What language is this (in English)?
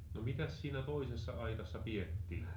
Finnish